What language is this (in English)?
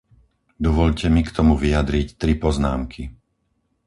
Slovak